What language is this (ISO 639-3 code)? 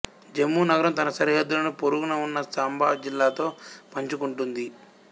tel